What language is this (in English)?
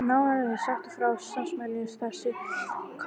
Icelandic